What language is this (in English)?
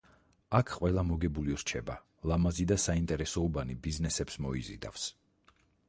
Georgian